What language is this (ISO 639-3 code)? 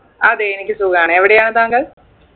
mal